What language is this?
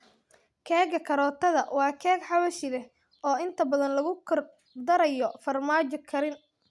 Somali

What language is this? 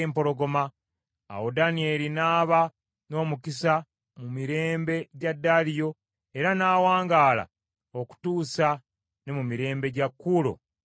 Ganda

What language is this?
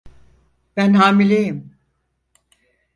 Turkish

